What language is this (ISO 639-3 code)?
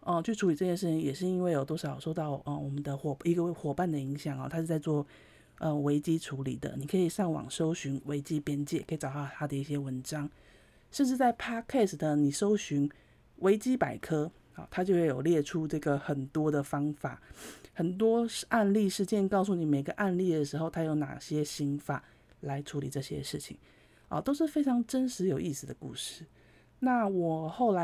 zho